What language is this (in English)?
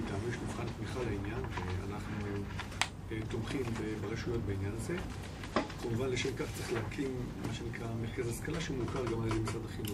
Hebrew